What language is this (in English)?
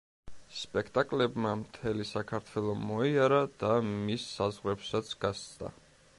Georgian